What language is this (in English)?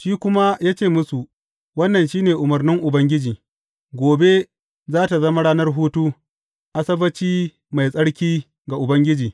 Hausa